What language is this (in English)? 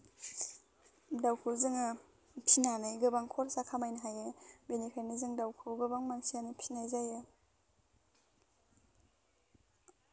Bodo